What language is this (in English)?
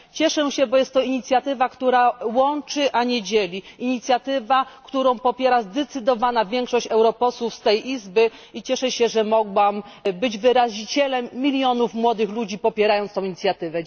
Polish